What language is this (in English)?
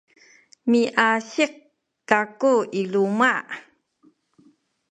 Sakizaya